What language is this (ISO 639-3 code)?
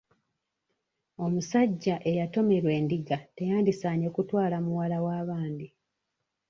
lug